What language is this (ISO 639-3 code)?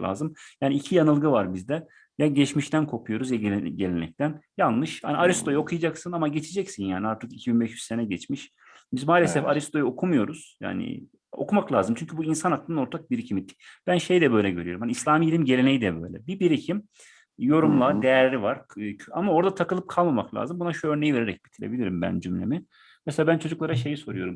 tur